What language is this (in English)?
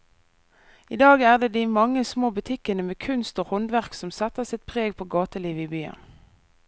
Norwegian